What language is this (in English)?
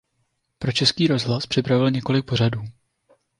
Czech